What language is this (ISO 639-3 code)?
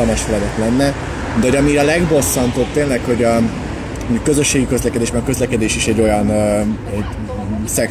hun